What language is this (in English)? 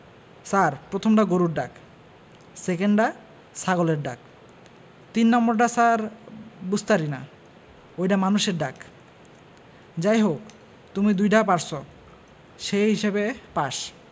Bangla